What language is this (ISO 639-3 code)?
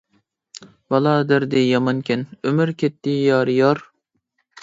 uig